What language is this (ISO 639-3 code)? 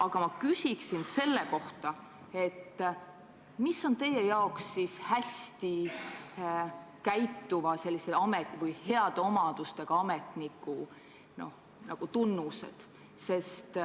est